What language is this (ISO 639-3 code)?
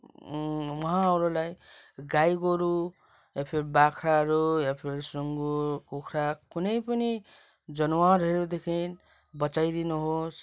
nep